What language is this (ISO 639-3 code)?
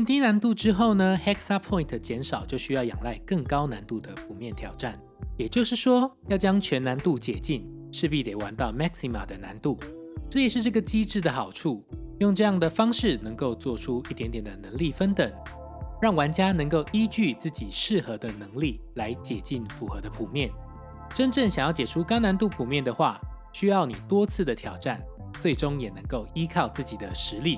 zho